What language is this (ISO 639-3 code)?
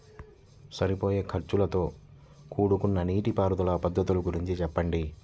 tel